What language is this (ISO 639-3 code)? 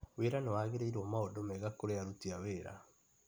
kik